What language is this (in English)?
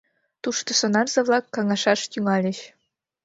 Mari